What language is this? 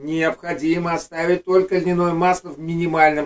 Russian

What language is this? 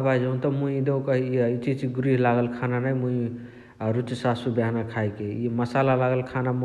Chitwania Tharu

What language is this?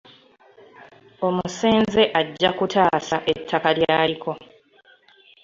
Ganda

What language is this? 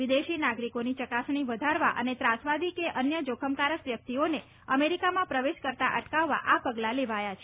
Gujarati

